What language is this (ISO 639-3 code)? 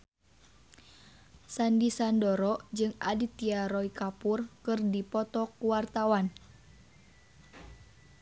sun